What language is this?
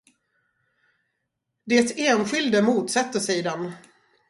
Swedish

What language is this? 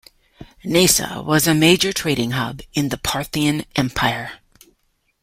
English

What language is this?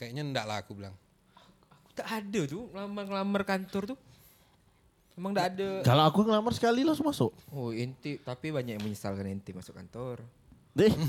Indonesian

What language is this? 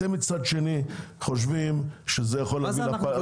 Hebrew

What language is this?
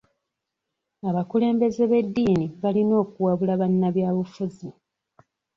Ganda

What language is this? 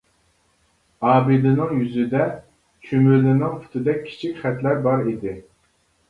Uyghur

